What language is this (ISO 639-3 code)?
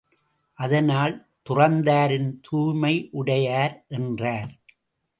tam